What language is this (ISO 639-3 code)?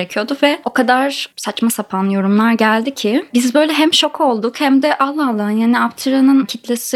tur